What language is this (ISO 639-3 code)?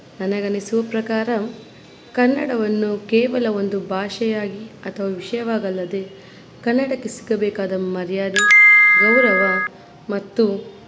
kan